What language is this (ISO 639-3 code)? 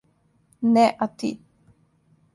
srp